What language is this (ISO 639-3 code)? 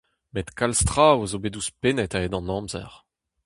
bre